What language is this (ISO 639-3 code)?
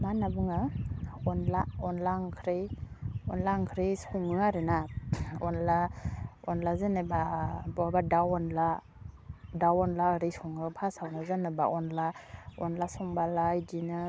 brx